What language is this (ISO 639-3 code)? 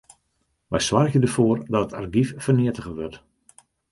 fry